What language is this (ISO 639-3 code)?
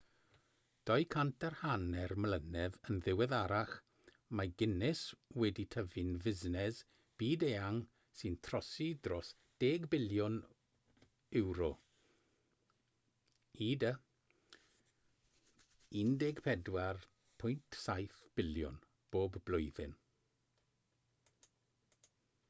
cym